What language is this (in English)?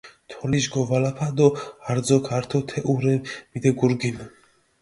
Mingrelian